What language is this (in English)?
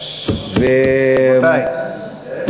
Hebrew